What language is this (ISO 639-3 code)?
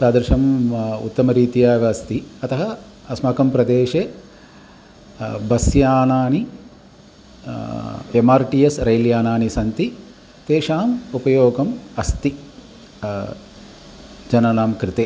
san